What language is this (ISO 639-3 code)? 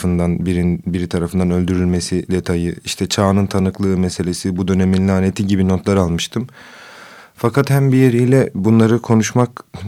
tur